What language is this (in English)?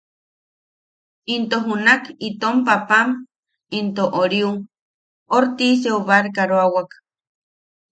Yaqui